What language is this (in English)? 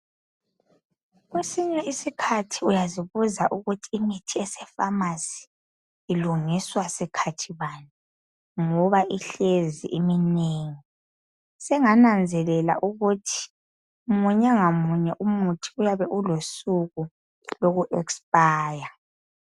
North Ndebele